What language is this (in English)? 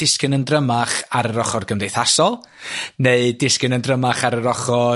Welsh